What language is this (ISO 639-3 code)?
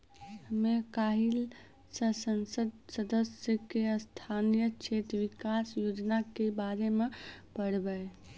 mai